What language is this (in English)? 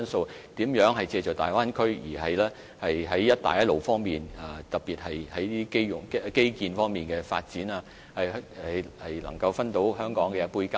Cantonese